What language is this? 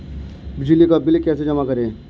Hindi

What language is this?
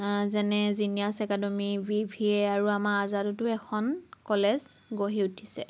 Assamese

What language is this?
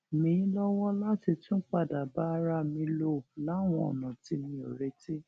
Yoruba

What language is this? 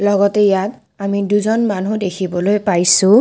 Assamese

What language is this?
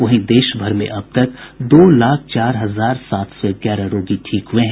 Hindi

